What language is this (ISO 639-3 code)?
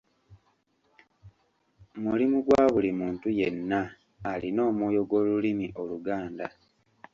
lug